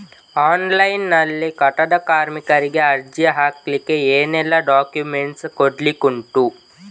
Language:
Kannada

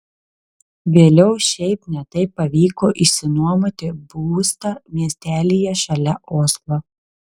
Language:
Lithuanian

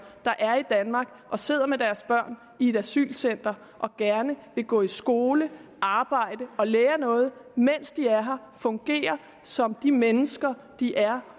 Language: Danish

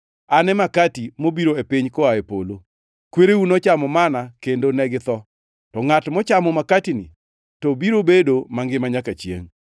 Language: Luo (Kenya and Tanzania)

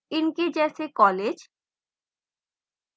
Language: Hindi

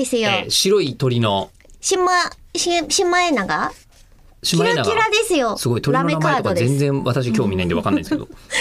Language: Japanese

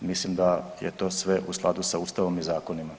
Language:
Croatian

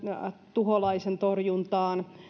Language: Finnish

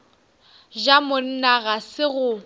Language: Northern Sotho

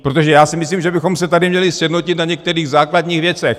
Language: Czech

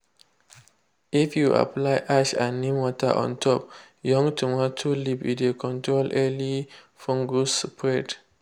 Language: Nigerian Pidgin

